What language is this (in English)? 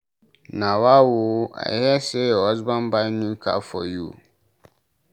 Nigerian Pidgin